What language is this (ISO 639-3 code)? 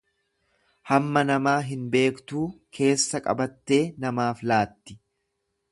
orm